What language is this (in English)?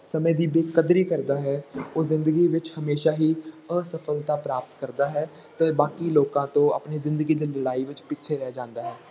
Punjabi